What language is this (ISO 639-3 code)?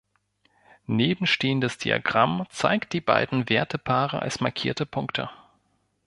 deu